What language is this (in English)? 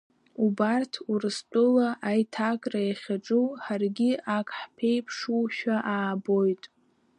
Abkhazian